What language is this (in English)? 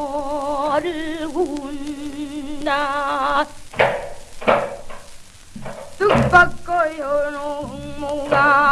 Korean